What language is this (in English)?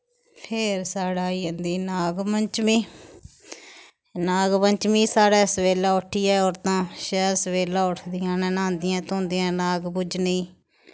Dogri